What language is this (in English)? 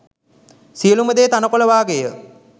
Sinhala